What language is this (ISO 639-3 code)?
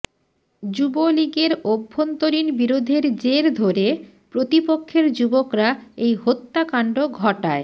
ben